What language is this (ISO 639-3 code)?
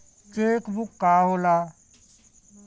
bho